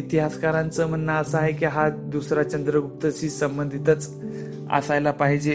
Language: Marathi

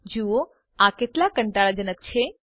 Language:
Gujarati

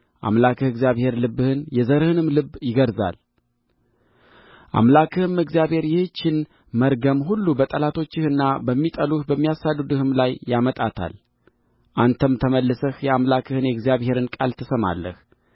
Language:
Amharic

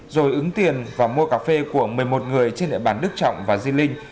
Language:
Vietnamese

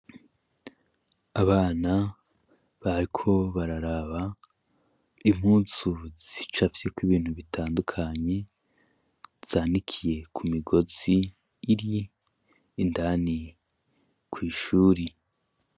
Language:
Rundi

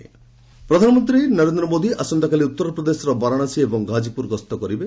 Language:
Odia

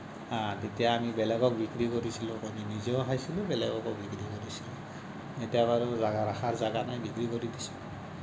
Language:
Assamese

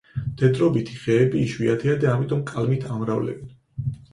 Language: Georgian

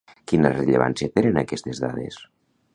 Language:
Catalan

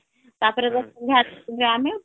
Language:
Odia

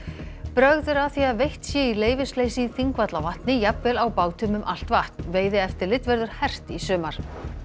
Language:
Icelandic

